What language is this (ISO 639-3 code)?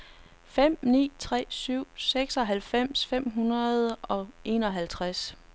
dan